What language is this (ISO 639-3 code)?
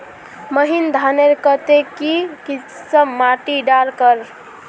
mag